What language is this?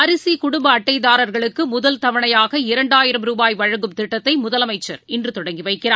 Tamil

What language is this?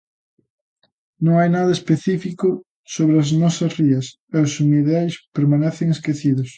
Galician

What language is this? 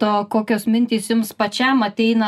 Lithuanian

